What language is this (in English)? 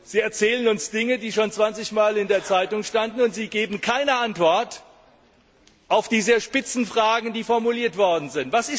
German